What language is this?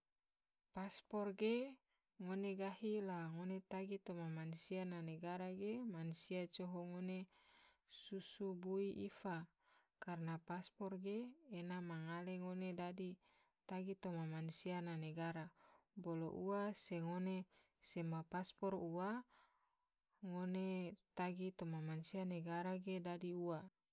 Tidore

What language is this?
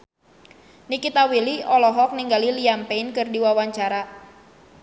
Sundanese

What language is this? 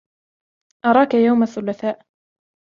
Arabic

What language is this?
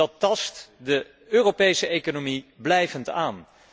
Dutch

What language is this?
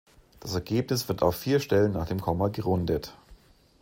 German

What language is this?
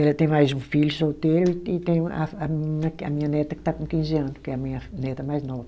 Portuguese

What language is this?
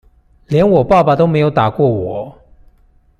Chinese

